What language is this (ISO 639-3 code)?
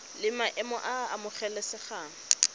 tsn